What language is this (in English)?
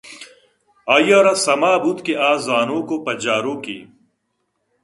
Eastern Balochi